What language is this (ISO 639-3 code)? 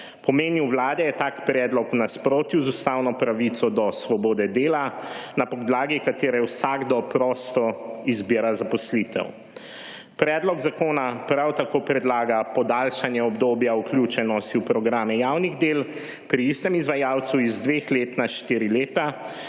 slv